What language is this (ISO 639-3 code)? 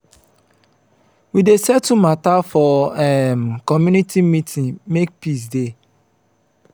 pcm